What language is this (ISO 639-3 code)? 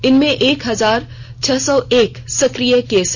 hin